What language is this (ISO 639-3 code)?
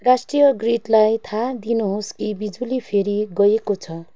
nep